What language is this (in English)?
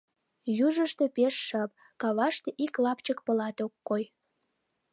Mari